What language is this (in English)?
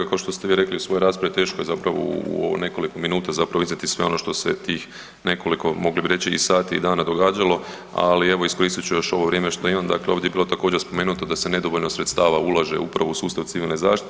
Croatian